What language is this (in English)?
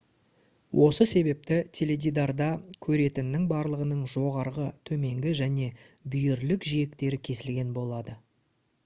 Kazakh